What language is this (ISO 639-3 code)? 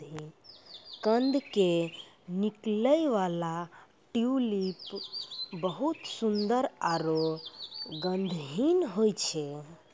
mai